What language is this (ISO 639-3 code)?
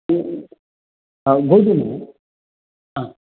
san